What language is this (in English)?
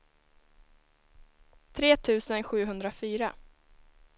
Swedish